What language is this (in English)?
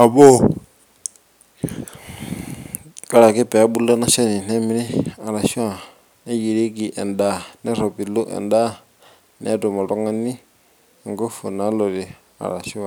Masai